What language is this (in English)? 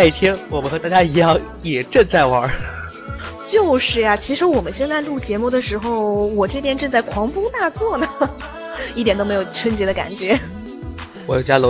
Chinese